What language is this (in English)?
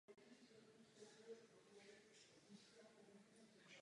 Czech